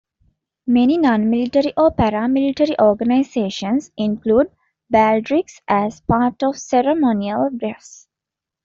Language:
English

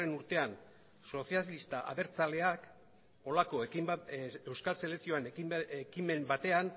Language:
Basque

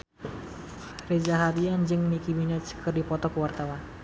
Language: Sundanese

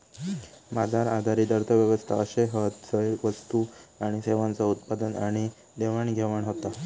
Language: Marathi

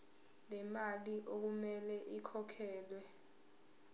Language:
Zulu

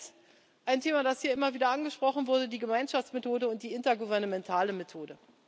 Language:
German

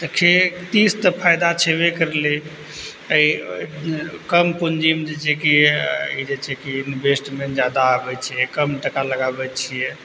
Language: Maithili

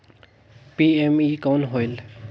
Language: Chhattisgarhi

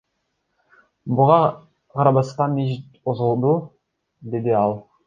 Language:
Kyrgyz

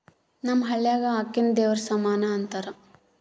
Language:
Kannada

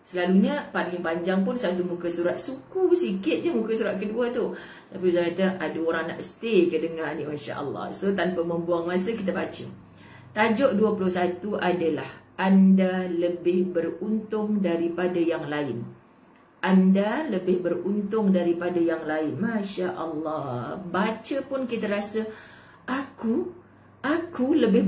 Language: Malay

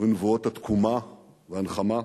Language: Hebrew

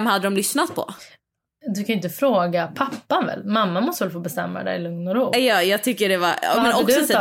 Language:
Swedish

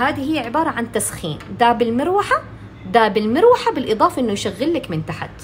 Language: Arabic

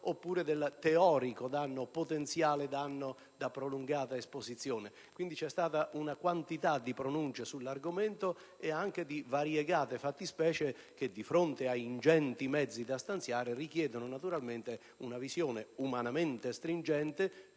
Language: Italian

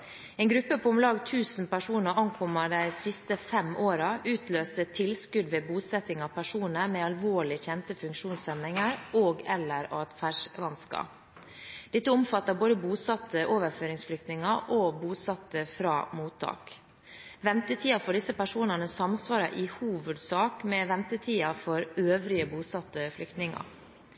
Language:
Norwegian Bokmål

